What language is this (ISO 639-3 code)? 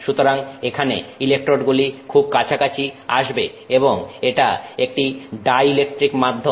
ben